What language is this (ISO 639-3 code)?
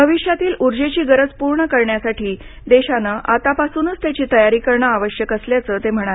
mar